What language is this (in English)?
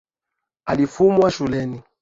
Swahili